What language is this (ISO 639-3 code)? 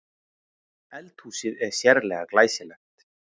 isl